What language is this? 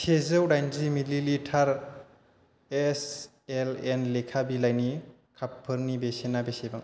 Bodo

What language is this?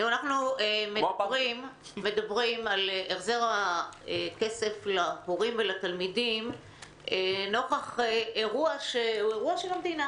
Hebrew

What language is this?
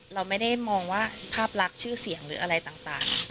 Thai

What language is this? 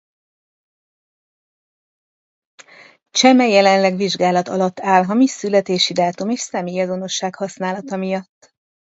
Hungarian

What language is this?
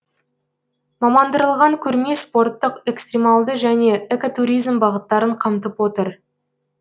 Kazakh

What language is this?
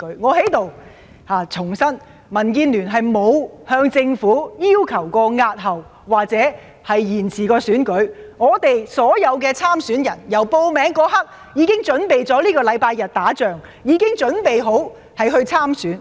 Cantonese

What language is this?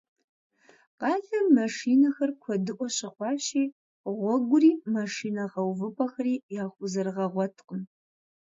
Kabardian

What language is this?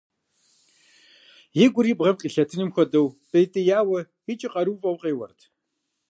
Kabardian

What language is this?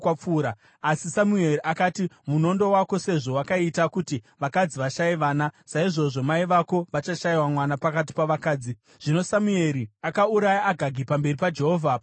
Shona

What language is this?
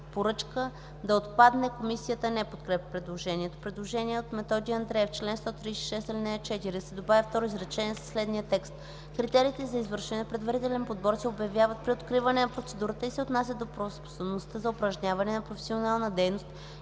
Bulgarian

